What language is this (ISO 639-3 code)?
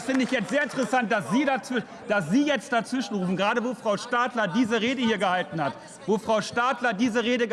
deu